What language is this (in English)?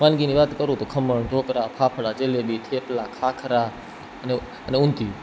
Gujarati